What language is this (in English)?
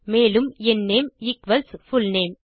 Tamil